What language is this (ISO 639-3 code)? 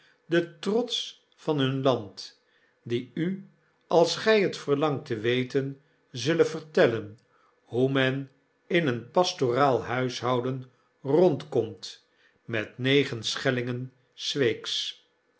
nld